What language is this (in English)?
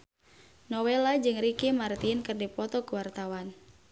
Sundanese